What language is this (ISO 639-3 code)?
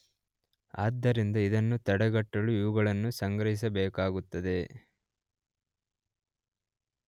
kan